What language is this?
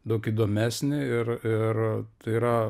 Lithuanian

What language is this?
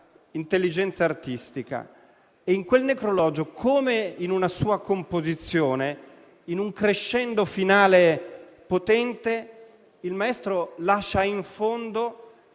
Italian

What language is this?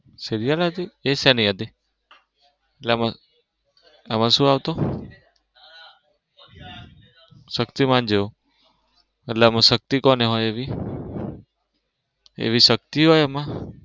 Gujarati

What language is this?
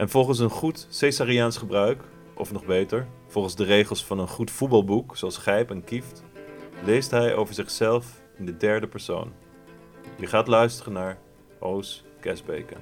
Dutch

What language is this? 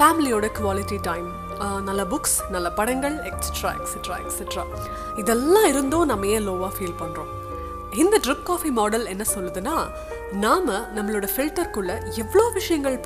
Tamil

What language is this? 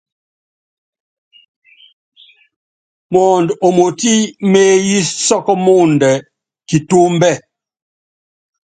Yangben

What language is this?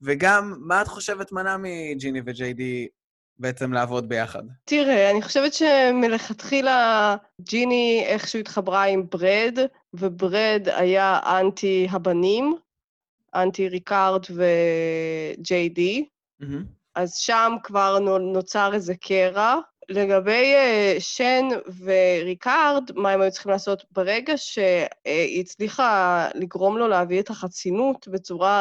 Hebrew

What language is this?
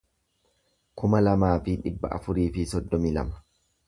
Oromo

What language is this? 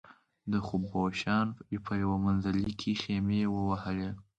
Pashto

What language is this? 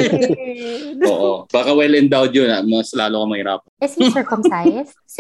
Filipino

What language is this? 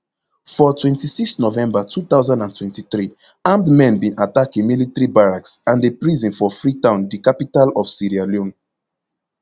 Nigerian Pidgin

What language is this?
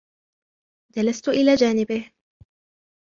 Arabic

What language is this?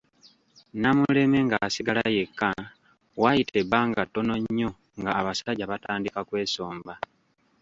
Ganda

